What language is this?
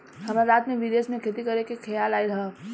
Bhojpuri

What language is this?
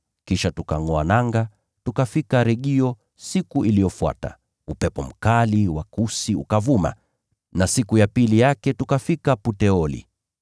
Swahili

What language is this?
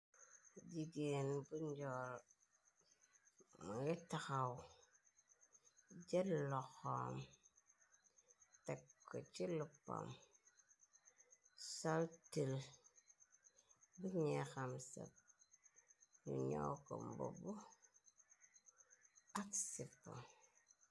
Wolof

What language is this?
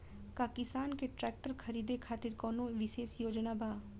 Bhojpuri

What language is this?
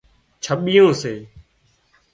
Wadiyara Koli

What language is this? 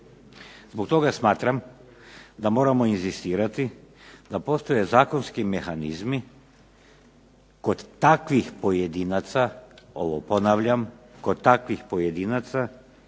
Croatian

